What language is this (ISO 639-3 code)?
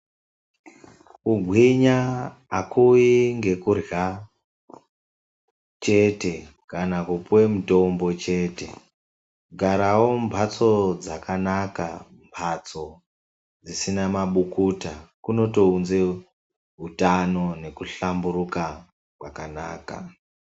ndc